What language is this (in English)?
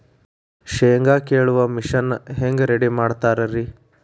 Kannada